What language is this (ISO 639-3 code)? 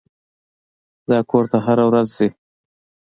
pus